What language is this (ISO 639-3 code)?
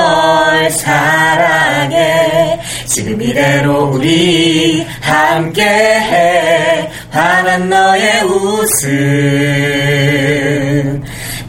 kor